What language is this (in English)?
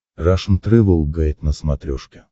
Russian